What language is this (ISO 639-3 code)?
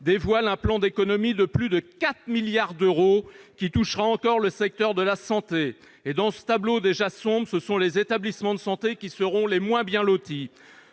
fra